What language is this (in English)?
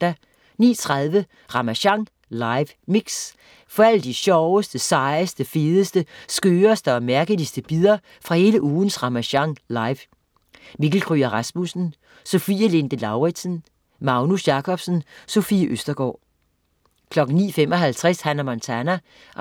Danish